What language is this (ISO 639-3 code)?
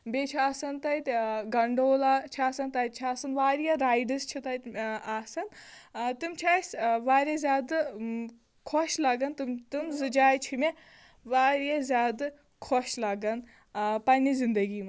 kas